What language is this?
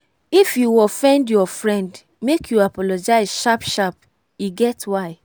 Nigerian Pidgin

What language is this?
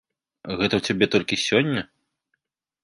Belarusian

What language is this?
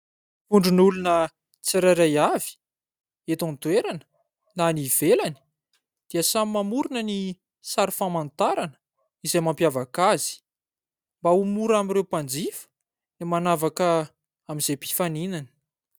Malagasy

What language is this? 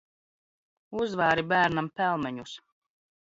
Latvian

